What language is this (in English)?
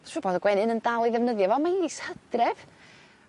Welsh